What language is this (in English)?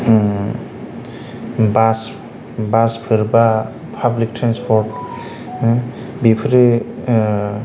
Bodo